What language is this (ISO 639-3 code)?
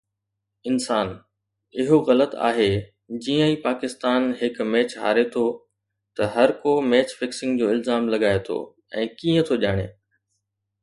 snd